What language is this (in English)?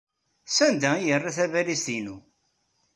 Kabyle